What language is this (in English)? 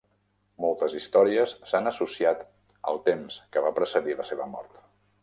Catalan